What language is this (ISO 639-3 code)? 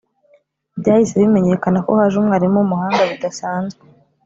kin